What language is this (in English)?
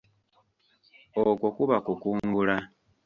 Ganda